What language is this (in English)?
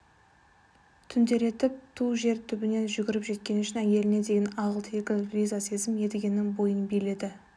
Kazakh